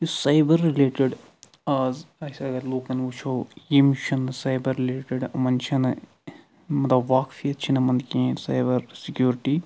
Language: Kashmiri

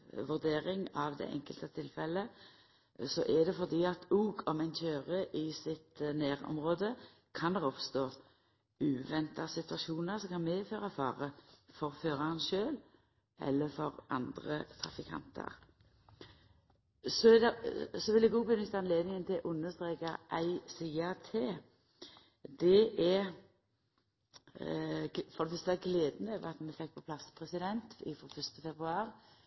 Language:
Norwegian Nynorsk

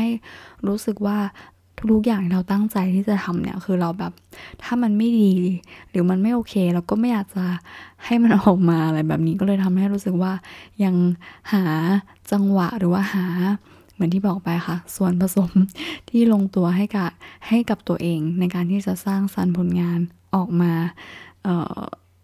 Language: Thai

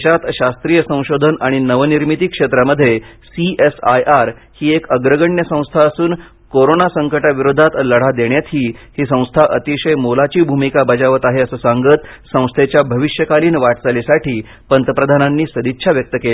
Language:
Marathi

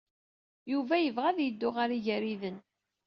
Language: Kabyle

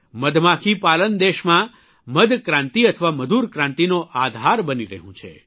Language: Gujarati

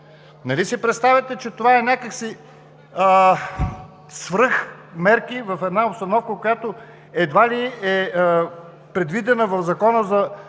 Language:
Bulgarian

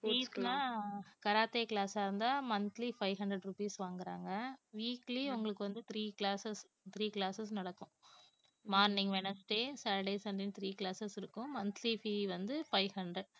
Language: Tamil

